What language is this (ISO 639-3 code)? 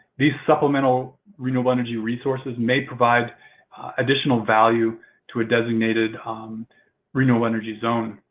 eng